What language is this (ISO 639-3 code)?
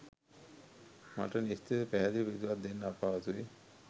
sin